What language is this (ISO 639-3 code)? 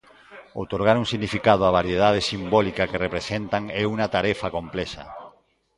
glg